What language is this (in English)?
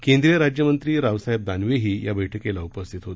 Marathi